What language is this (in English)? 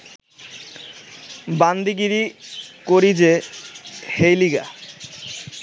Bangla